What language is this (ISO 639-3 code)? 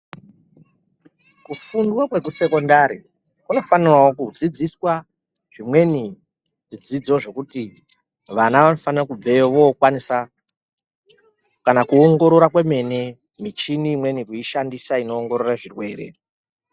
ndc